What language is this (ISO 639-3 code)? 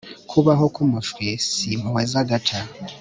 kin